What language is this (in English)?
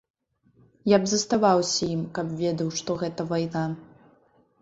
Belarusian